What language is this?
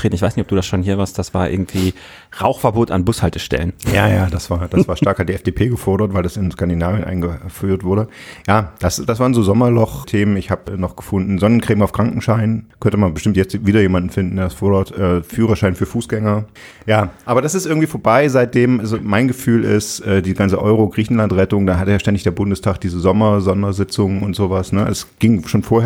German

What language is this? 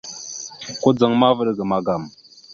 Mada (Cameroon)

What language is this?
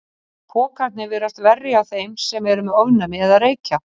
Icelandic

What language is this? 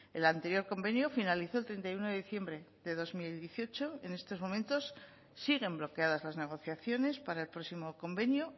Spanish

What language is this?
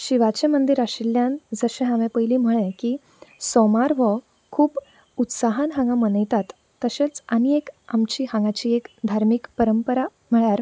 Konkani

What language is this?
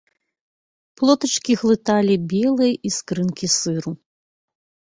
Belarusian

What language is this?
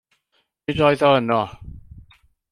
Welsh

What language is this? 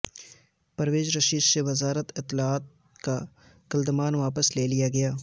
Urdu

